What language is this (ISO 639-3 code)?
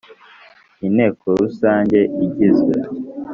kin